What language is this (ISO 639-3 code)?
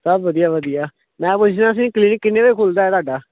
pan